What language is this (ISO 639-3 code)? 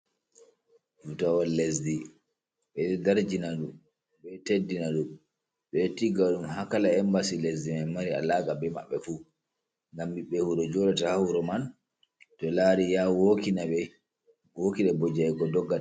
ful